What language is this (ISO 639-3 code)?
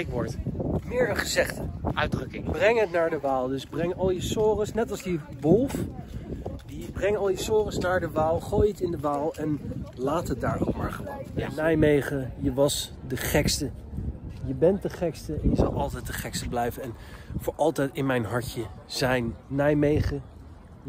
nld